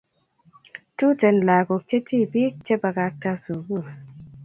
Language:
Kalenjin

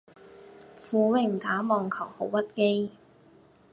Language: Cantonese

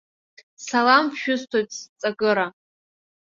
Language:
Abkhazian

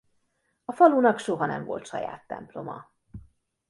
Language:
Hungarian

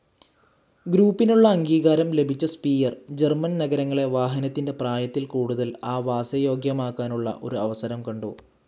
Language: Malayalam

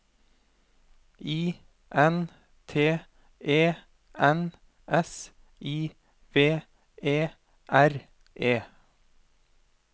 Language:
Norwegian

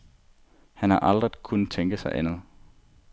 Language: Danish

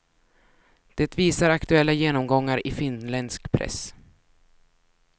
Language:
Swedish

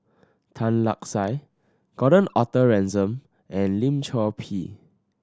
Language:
English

